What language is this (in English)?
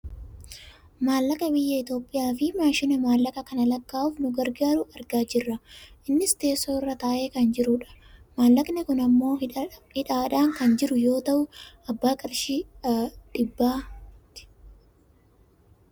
Oromo